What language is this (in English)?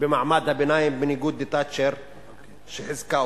Hebrew